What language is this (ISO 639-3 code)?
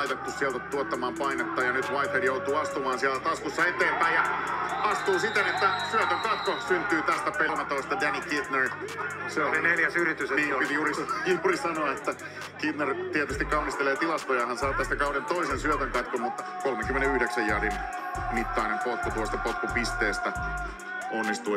fin